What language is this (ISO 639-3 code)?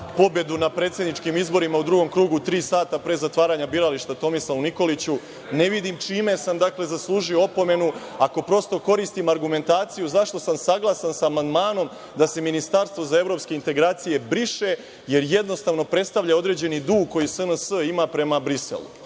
srp